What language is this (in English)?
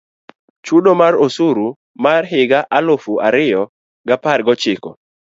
Luo (Kenya and Tanzania)